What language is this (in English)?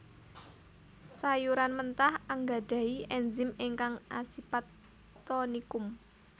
Javanese